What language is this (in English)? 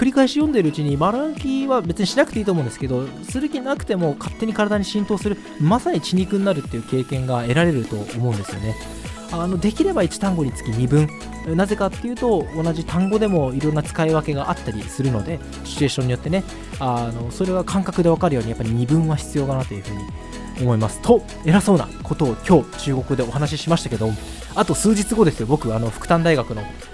Japanese